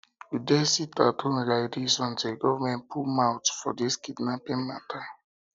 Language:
Nigerian Pidgin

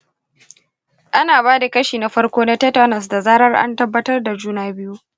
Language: Hausa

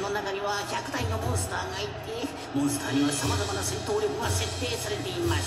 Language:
Japanese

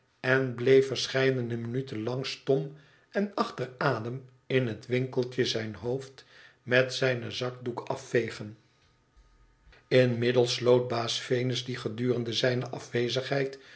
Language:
Dutch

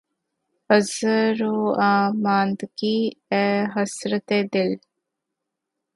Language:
Urdu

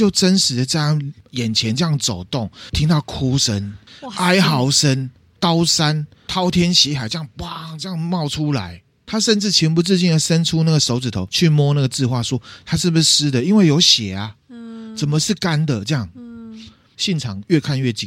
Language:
Chinese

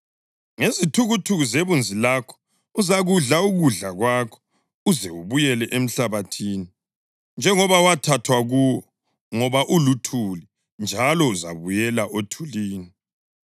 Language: North Ndebele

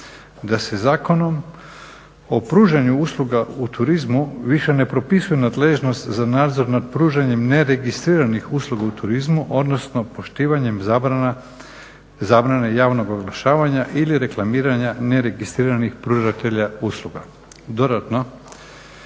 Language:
Croatian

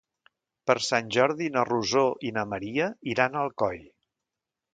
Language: Catalan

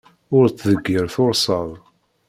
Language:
Kabyle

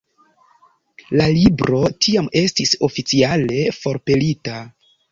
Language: Esperanto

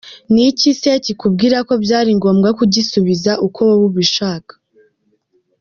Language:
Kinyarwanda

